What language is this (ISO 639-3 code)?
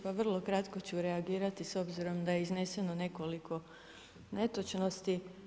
hrv